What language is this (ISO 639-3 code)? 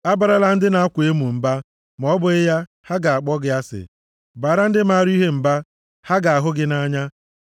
ibo